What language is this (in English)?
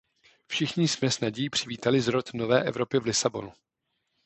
Czech